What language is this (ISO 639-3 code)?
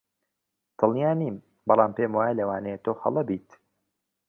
ckb